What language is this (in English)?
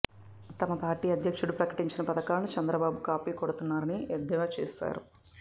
Telugu